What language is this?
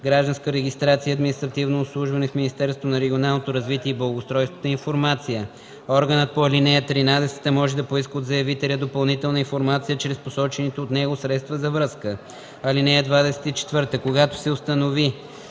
Bulgarian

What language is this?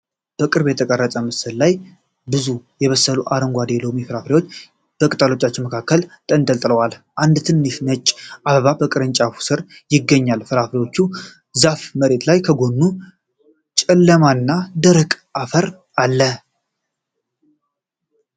Amharic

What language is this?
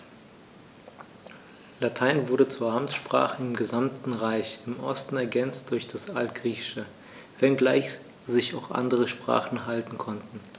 German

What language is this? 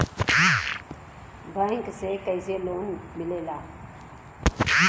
Bhojpuri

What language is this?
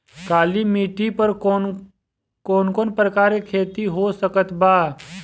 Bhojpuri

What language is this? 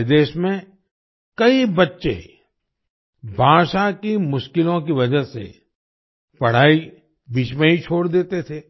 Hindi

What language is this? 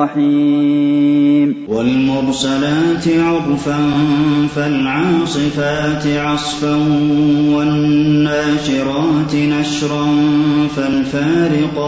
Arabic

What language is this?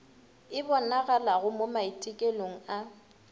Northern Sotho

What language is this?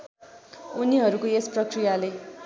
Nepali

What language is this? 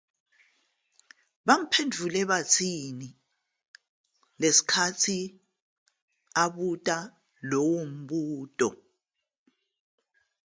Zulu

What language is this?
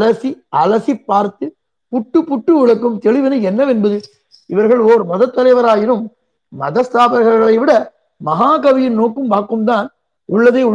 Tamil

